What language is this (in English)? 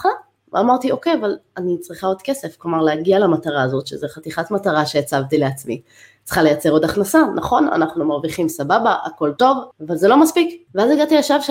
Hebrew